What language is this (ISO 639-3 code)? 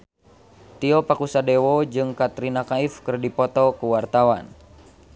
sun